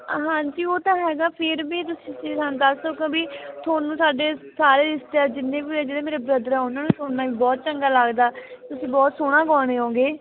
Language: Punjabi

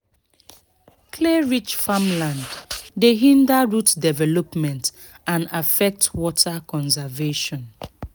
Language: Nigerian Pidgin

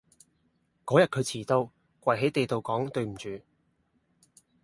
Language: Cantonese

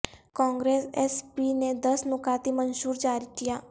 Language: Urdu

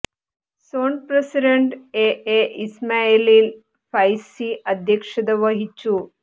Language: Malayalam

